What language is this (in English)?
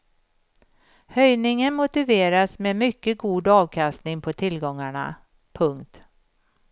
Swedish